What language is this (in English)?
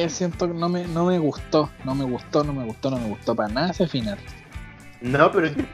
Spanish